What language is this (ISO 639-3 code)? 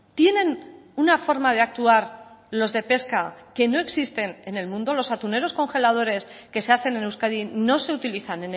spa